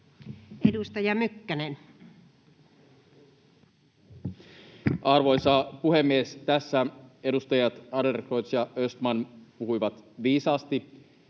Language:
Finnish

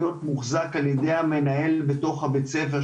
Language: Hebrew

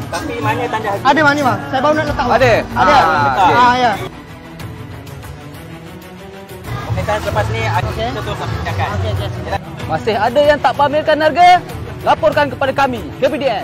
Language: Malay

